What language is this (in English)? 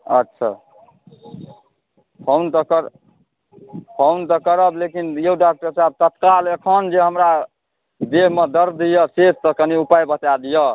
Maithili